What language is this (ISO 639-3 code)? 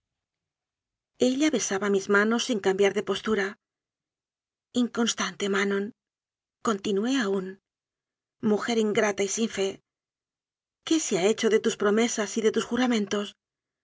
spa